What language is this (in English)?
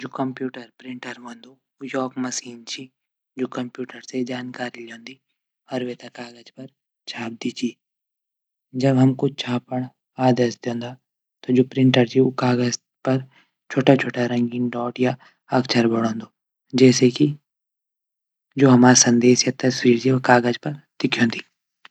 Garhwali